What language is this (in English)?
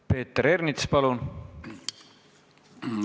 Estonian